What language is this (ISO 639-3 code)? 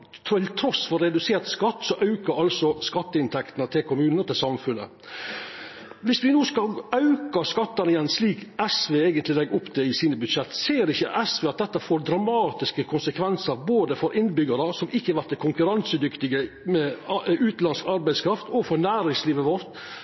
nno